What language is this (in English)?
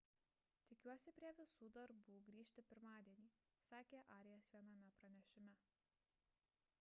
Lithuanian